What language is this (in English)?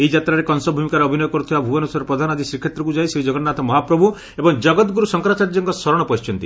Odia